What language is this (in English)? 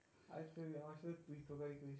Bangla